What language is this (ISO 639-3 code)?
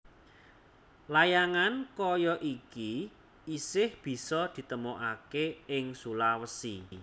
jav